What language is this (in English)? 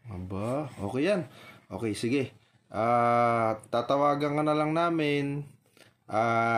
Filipino